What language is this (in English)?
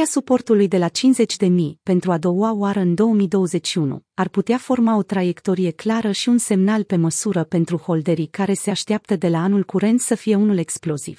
Romanian